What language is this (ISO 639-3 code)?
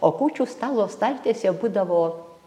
lit